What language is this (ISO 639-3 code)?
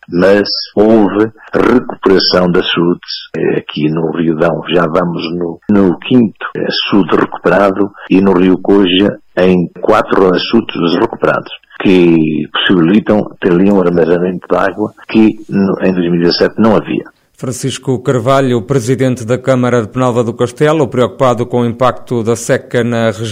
por